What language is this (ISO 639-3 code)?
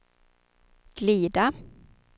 swe